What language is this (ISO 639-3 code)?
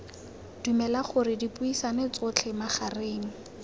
tsn